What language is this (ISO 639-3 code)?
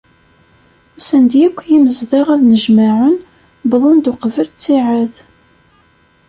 kab